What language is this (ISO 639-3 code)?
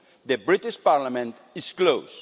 eng